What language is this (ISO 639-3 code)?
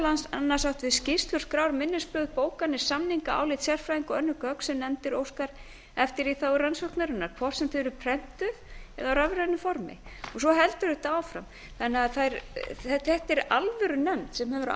isl